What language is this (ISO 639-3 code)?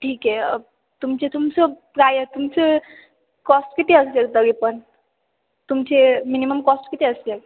mar